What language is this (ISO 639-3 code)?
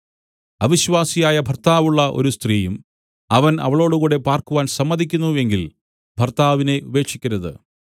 mal